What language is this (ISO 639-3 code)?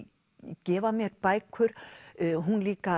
isl